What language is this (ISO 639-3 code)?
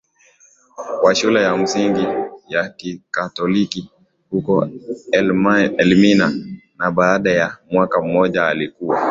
swa